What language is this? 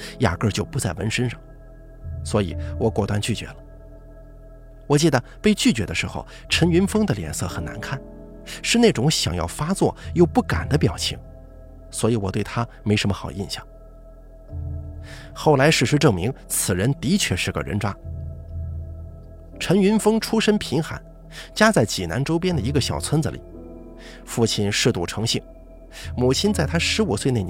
Chinese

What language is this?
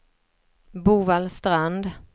Swedish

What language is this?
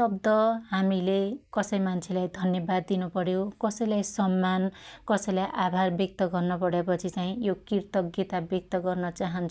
Dotyali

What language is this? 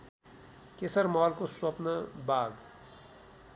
Nepali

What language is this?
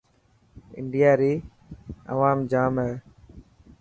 Dhatki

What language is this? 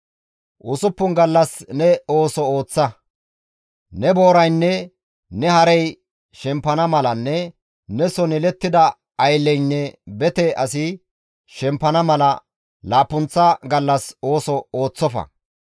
Gamo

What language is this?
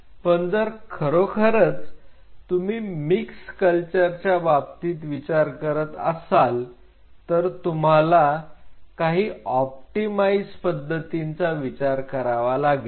Marathi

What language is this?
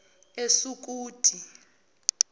Zulu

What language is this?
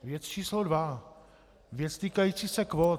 Czech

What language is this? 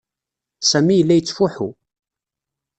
Kabyle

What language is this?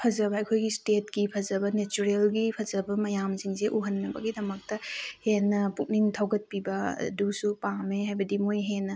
Manipuri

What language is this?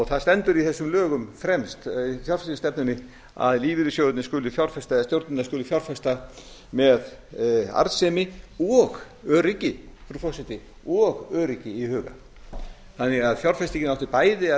Icelandic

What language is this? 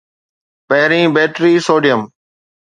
Sindhi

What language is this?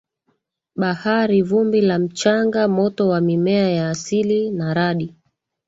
Swahili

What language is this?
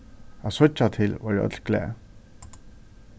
Faroese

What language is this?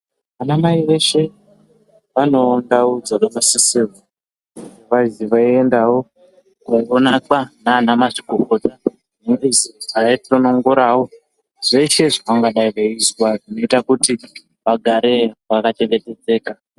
Ndau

